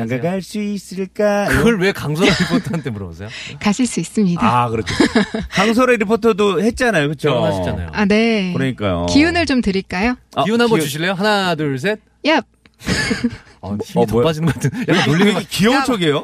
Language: Korean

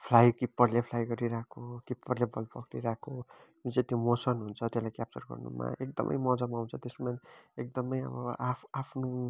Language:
Nepali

